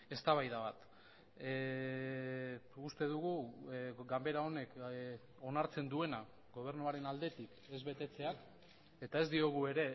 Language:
Basque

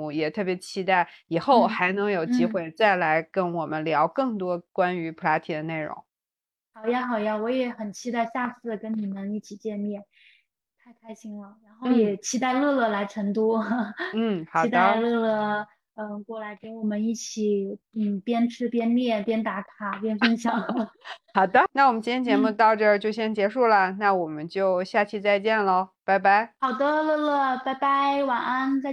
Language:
Chinese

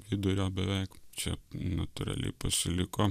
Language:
Lithuanian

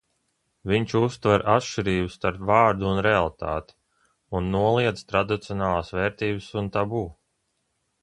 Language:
Latvian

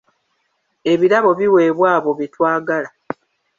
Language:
Ganda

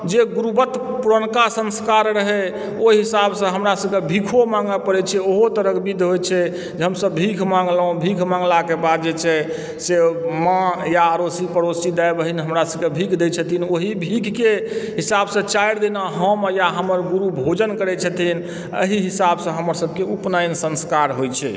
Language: Maithili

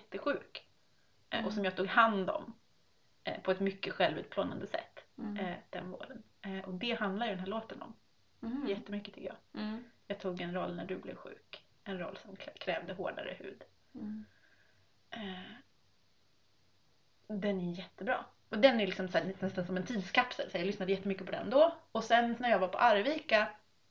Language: Swedish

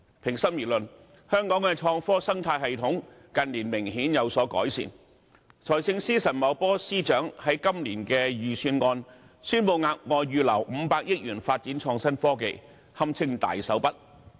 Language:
Cantonese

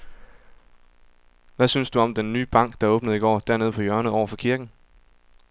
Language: Danish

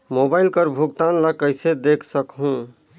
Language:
Chhattisgarhi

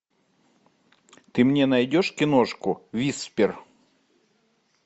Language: Russian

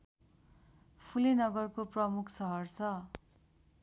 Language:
Nepali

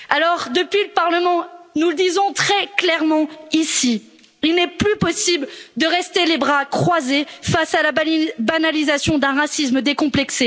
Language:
French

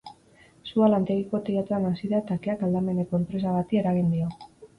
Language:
Basque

